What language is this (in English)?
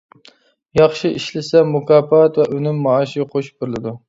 Uyghur